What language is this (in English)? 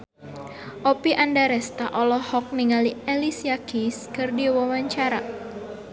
Sundanese